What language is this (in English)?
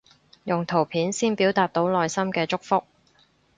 Cantonese